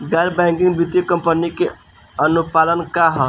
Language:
Bhojpuri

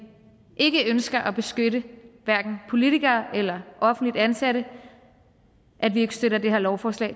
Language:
Danish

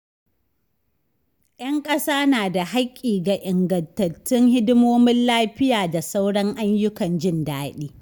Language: Hausa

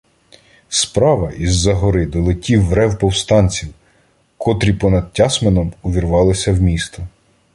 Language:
Ukrainian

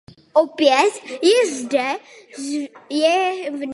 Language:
Czech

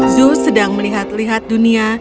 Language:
Indonesian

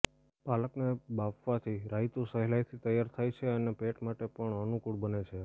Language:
Gujarati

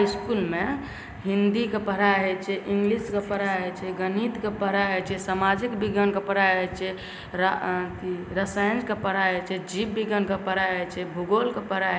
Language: Maithili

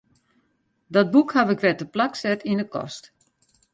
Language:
Western Frisian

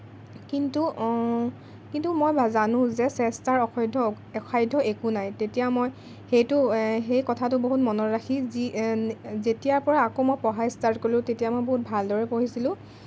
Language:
Assamese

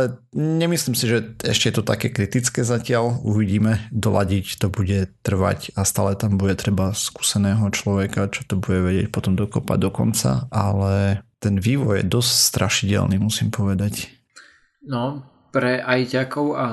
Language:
Slovak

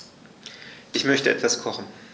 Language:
German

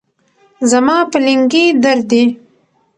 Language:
Pashto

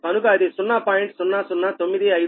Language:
Telugu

